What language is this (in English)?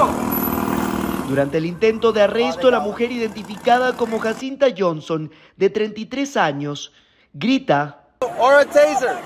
Spanish